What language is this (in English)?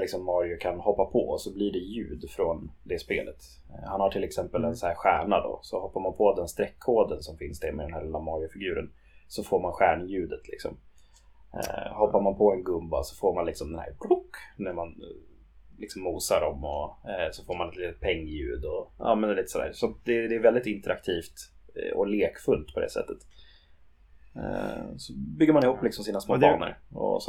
Swedish